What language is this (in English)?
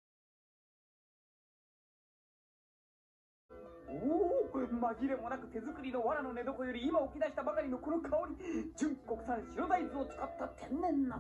Japanese